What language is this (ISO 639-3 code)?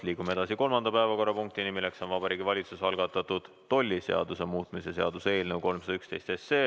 est